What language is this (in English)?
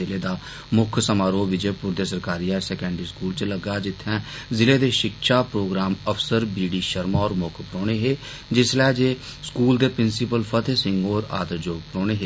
Dogri